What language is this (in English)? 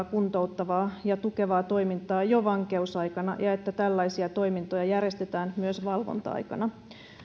Finnish